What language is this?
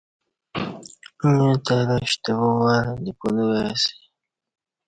Kati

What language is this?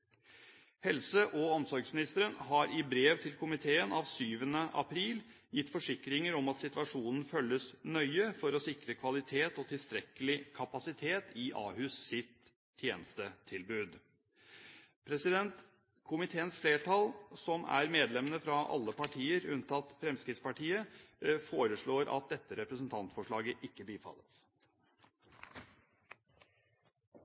Norwegian Bokmål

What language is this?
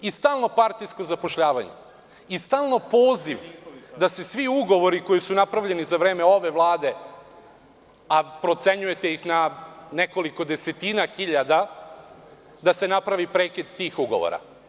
Serbian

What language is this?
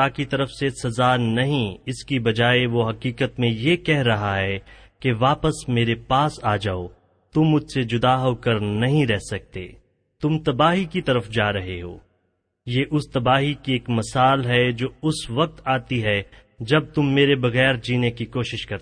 Urdu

